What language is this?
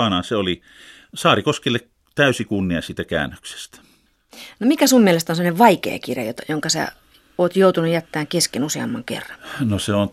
Finnish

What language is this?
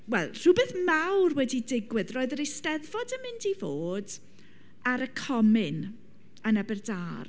Welsh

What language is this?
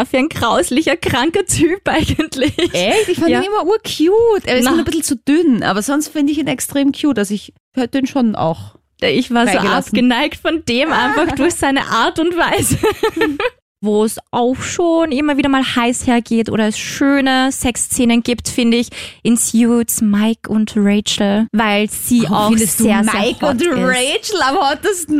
German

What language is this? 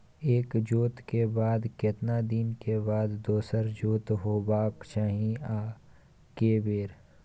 Maithili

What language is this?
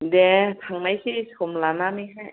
Bodo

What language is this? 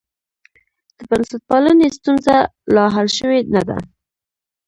Pashto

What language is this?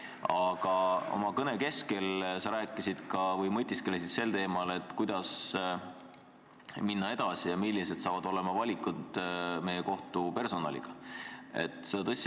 Estonian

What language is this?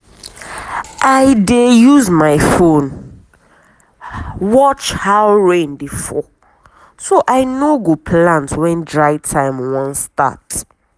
Nigerian Pidgin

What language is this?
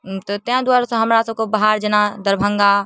Maithili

